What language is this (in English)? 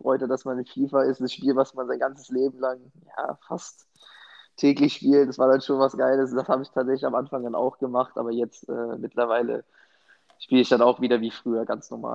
German